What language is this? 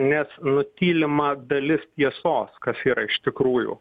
Lithuanian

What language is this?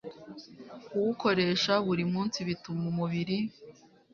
Kinyarwanda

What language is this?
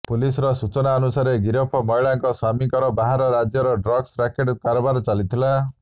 Odia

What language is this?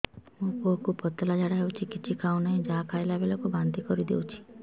Odia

